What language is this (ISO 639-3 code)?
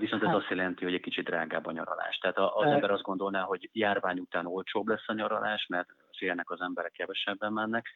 hun